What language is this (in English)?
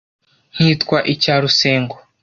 Kinyarwanda